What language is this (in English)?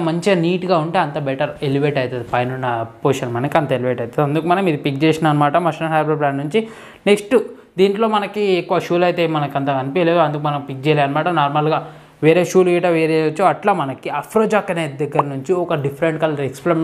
Telugu